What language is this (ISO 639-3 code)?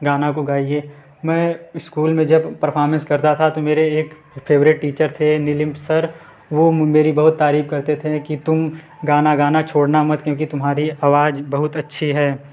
hin